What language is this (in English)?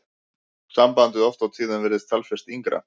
Icelandic